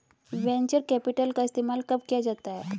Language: Hindi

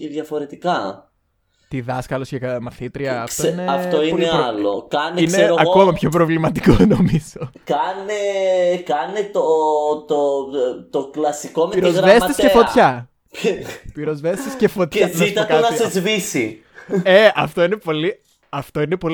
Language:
Greek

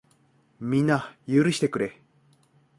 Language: Japanese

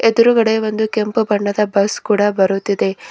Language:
Kannada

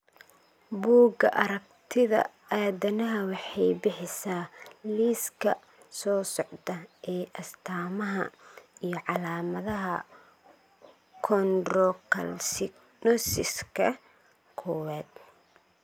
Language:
Somali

